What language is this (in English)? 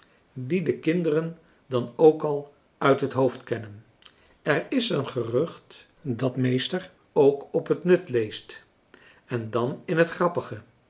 Dutch